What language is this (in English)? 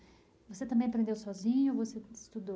Portuguese